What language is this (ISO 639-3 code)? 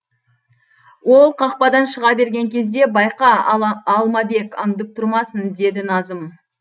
kaz